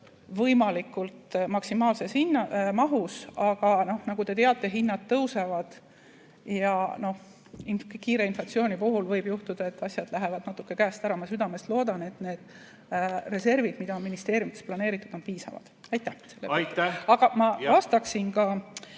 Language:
Estonian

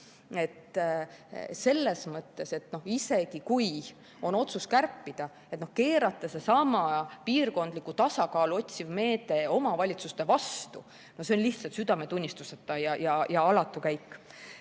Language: Estonian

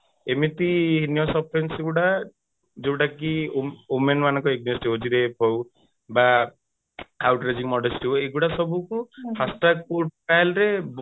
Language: Odia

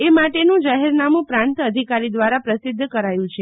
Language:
Gujarati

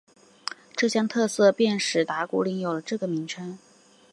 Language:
Chinese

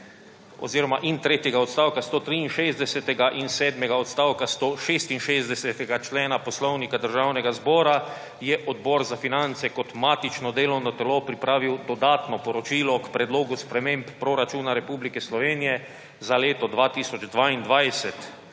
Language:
Slovenian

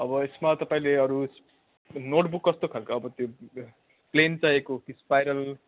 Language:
Nepali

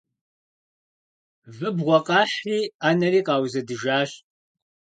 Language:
Kabardian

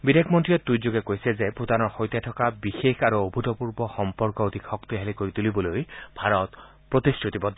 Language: Assamese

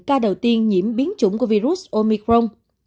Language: Vietnamese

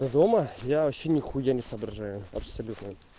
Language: Russian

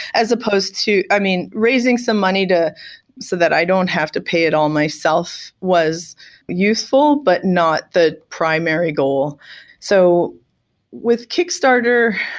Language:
English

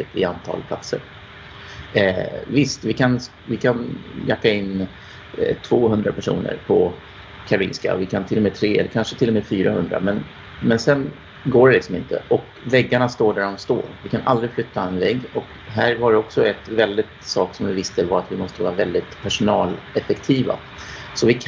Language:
Swedish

